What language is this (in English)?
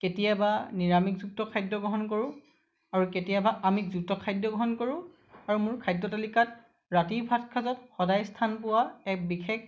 Assamese